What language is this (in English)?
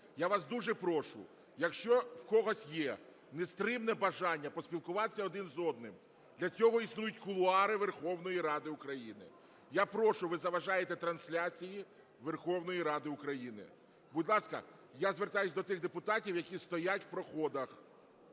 Ukrainian